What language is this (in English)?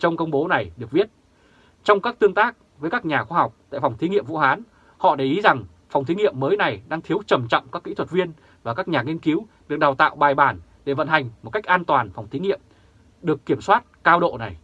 Vietnamese